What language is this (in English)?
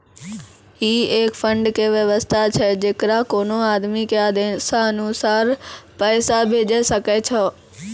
Maithili